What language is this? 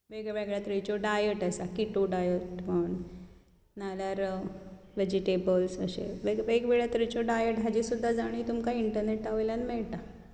Konkani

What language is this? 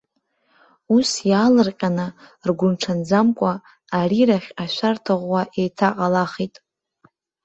Abkhazian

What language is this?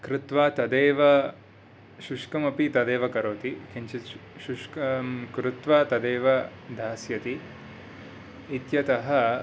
Sanskrit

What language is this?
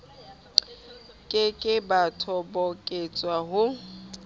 Southern Sotho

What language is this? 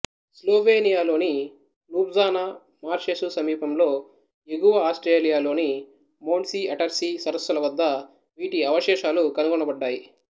Telugu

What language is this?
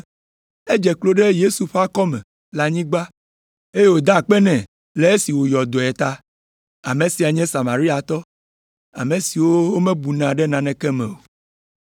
Ewe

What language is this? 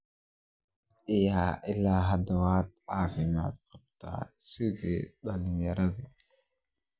Somali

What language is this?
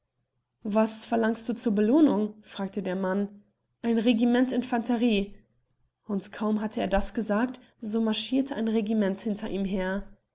German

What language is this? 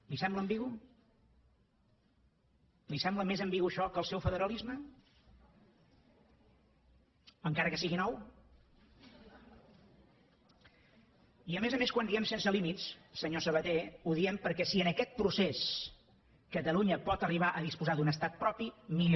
Catalan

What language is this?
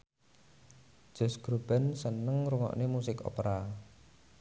Javanese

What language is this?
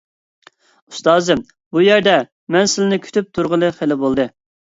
Uyghur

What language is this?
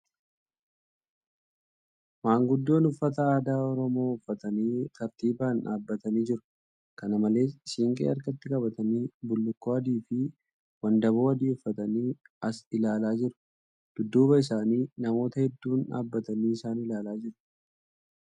Oromo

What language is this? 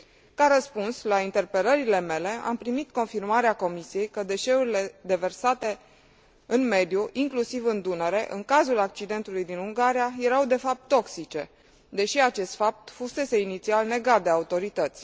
Romanian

